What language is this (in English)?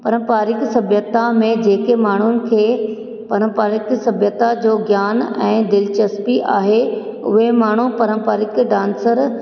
Sindhi